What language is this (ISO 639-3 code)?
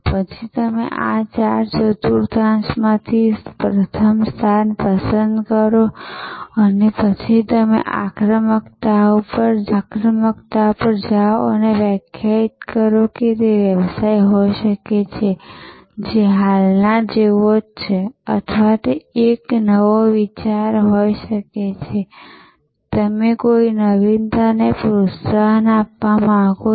guj